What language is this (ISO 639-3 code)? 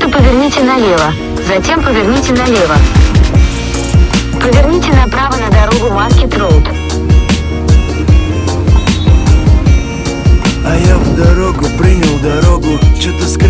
rus